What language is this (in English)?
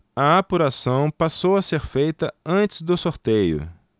Portuguese